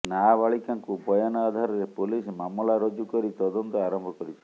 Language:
Odia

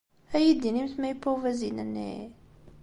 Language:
Kabyle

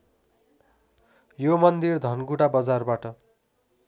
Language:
Nepali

